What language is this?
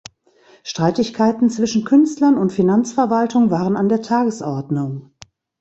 German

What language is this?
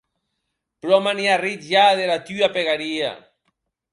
Occitan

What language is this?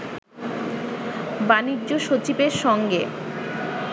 Bangla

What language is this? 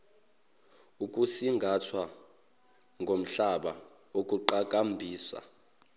Zulu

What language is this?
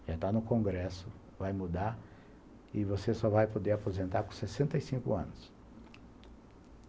Portuguese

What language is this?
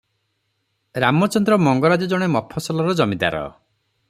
Odia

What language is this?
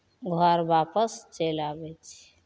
Maithili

